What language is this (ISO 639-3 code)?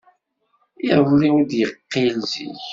kab